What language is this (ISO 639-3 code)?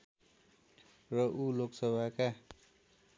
nep